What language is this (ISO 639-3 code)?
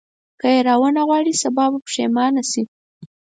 pus